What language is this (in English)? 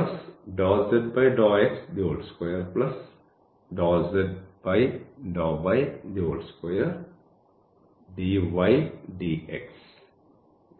Malayalam